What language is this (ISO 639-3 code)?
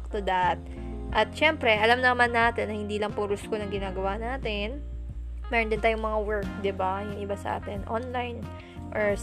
fil